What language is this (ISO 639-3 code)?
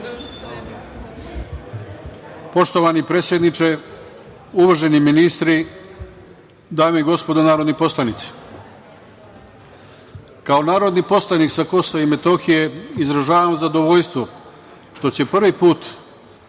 srp